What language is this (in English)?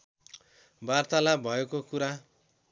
Nepali